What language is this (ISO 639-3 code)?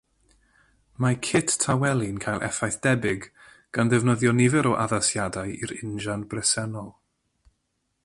cym